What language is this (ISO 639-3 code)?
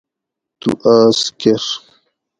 gwc